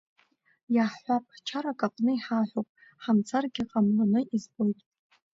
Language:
Abkhazian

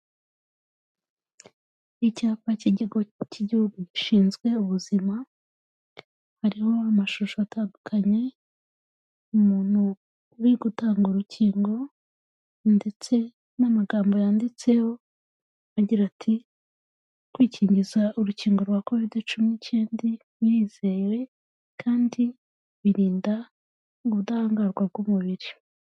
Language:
Kinyarwanda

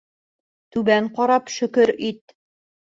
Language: Bashkir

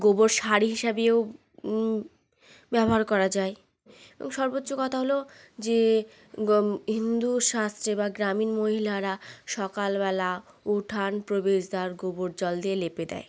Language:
Bangla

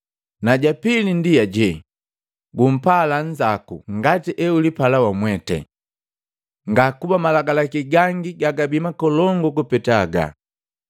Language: Matengo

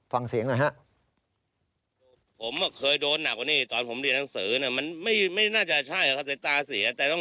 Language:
Thai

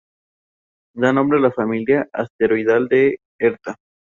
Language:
Spanish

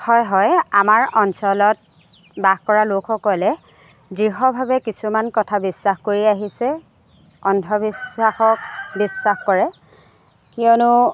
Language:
Assamese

